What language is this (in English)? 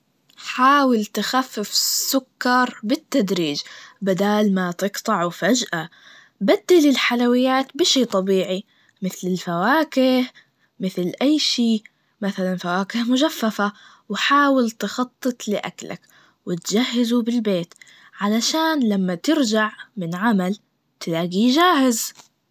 Najdi Arabic